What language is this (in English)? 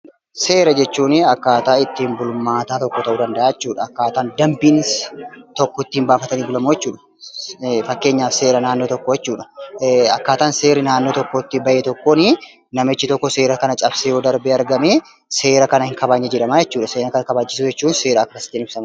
Oromo